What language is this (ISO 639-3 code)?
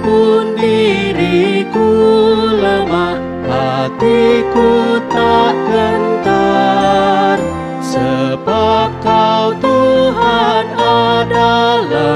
ind